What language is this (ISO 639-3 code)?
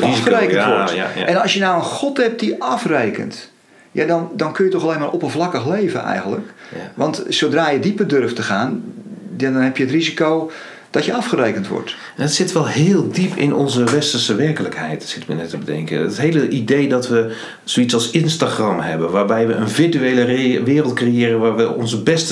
nld